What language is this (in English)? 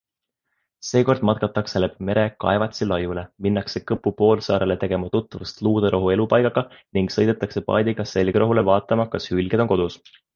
Estonian